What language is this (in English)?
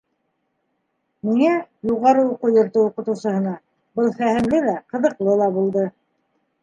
Bashkir